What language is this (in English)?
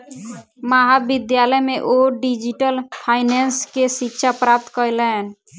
Maithili